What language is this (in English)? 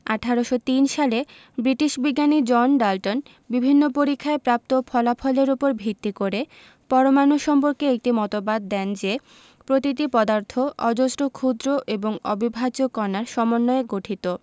Bangla